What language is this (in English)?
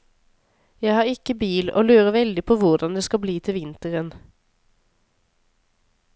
Norwegian